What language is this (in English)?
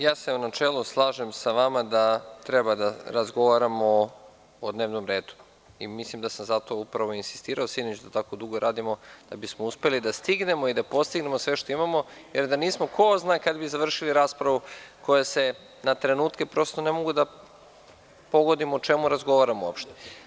Serbian